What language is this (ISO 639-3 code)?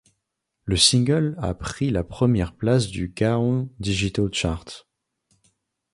fra